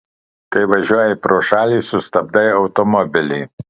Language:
Lithuanian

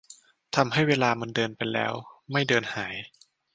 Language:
Thai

